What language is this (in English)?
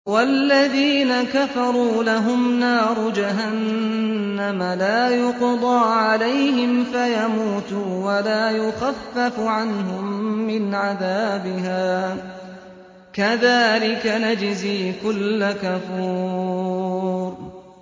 Arabic